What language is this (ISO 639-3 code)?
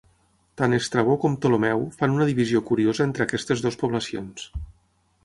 cat